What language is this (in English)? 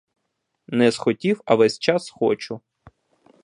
Ukrainian